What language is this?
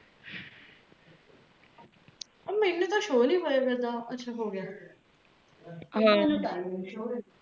Punjabi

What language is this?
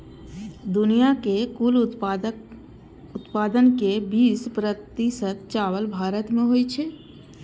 Maithili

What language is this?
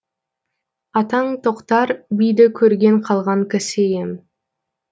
Kazakh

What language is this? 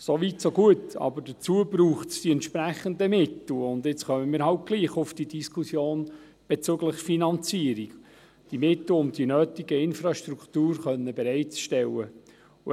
Swiss German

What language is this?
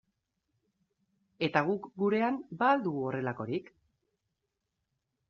Basque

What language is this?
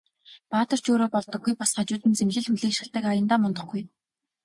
Mongolian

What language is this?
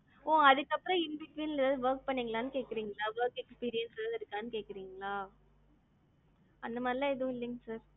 Tamil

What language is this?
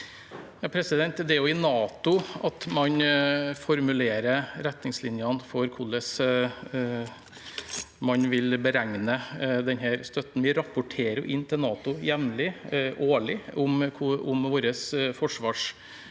Norwegian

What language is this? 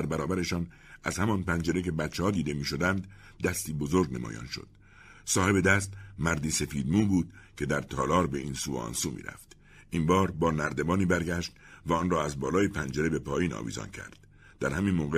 Persian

